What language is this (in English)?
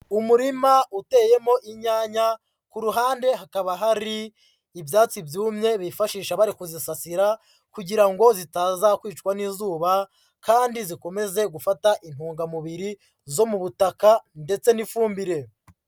Kinyarwanda